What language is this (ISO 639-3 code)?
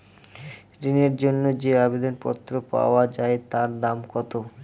ben